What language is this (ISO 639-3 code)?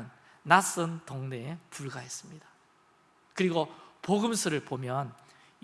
kor